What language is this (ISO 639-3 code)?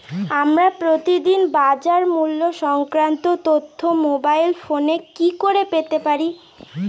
ben